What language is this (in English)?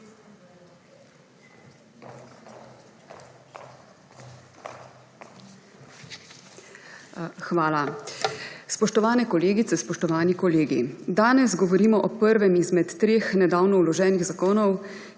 Slovenian